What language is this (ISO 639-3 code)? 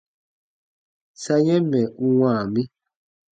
bba